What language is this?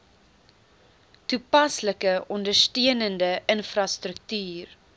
Afrikaans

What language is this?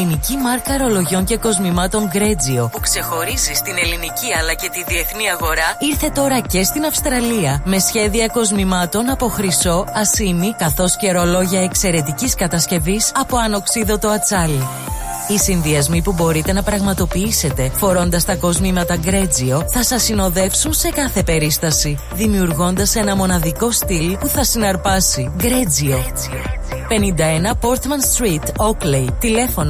Greek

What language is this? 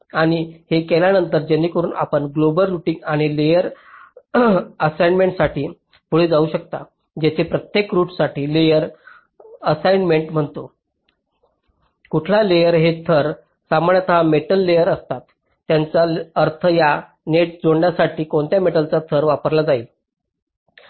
Marathi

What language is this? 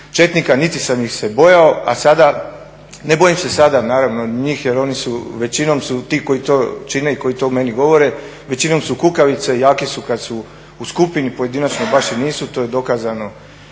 Croatian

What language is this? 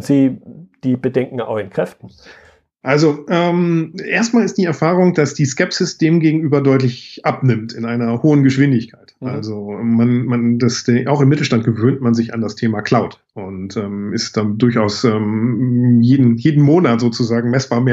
German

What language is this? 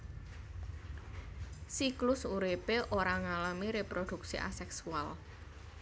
Javanese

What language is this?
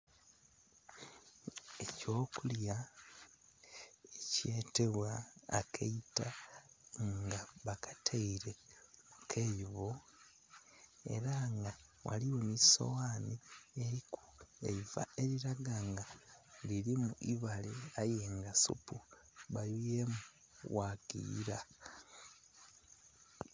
Soga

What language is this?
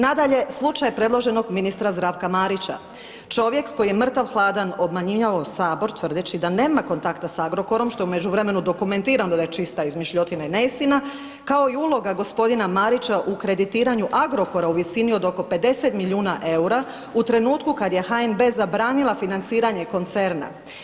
Croatian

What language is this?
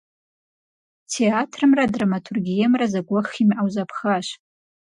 Kabardian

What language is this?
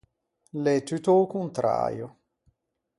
Ligurian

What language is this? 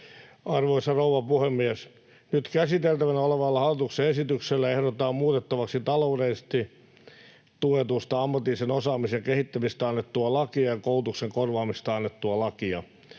Finnish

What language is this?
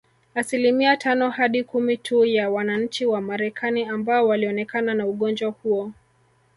Swahili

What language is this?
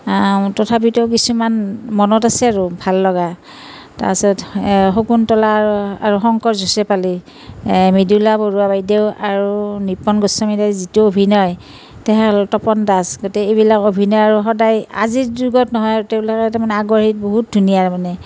Assamese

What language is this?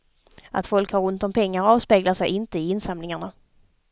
Swedish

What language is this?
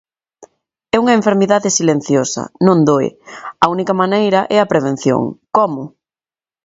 Galician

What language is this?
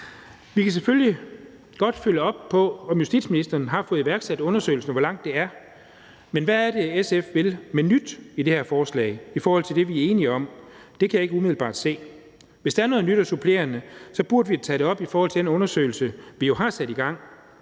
Danish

